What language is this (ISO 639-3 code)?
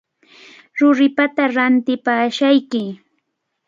qvl